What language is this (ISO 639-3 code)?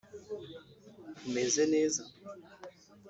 kin